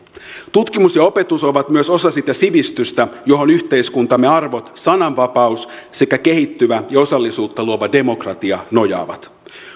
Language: Finnish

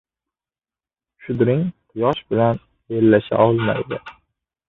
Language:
Uzbek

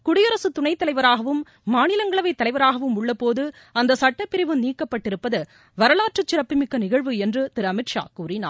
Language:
Tamil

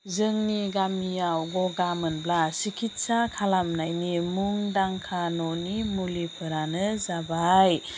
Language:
Bodo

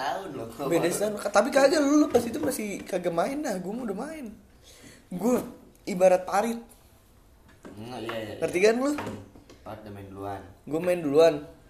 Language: Indonesian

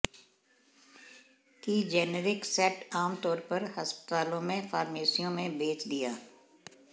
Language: Hindi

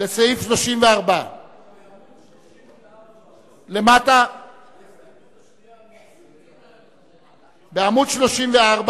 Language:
Hebrew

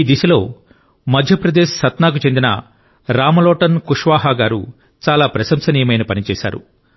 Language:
Telugu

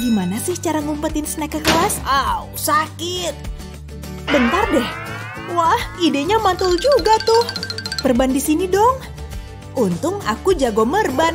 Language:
Indonesian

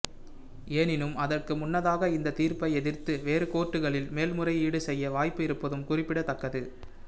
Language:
Tamil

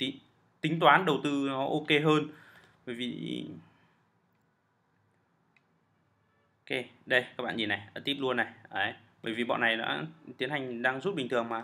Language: Vietnamese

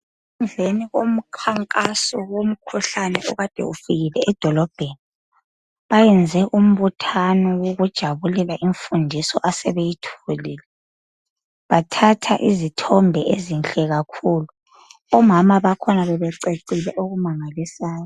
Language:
North Ndebele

